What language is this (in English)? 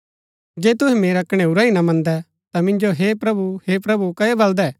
Gaddi